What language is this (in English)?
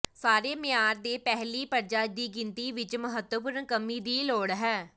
Punjabi